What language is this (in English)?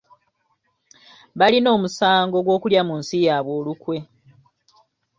Ganda